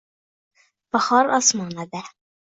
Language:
Uzbek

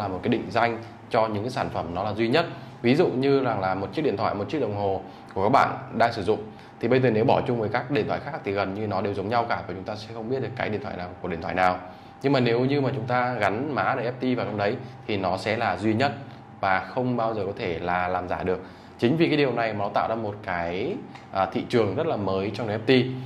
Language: Vietnamese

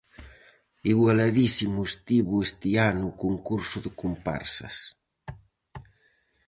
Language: Galician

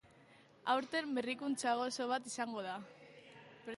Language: Basque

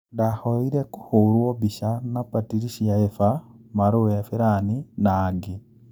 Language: Kikuyu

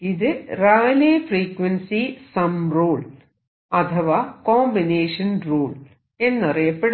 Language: Malayalam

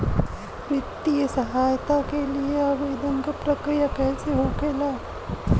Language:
Bhojpuri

